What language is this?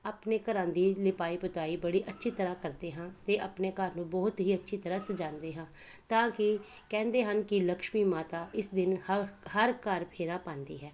Punjabi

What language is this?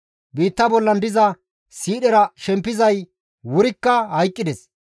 Gamo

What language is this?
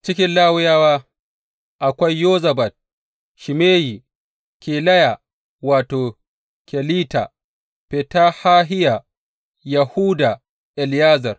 Hausa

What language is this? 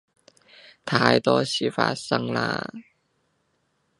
Cantonese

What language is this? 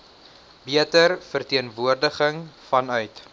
Afrikaans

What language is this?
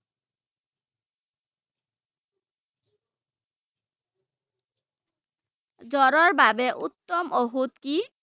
Assamese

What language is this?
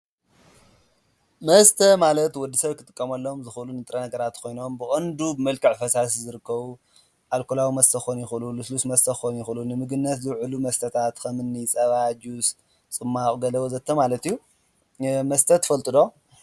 Tigrinya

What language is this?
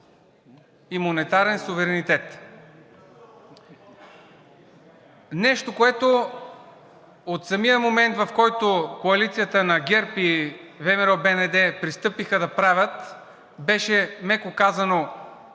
Bulgarian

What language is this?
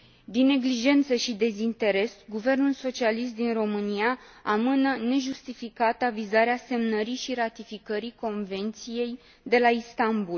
Romanian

